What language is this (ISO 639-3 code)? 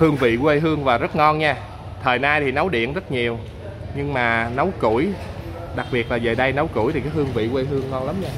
vie